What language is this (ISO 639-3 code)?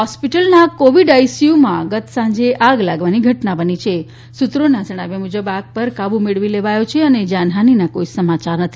guj